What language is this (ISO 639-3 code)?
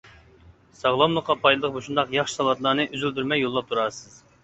uig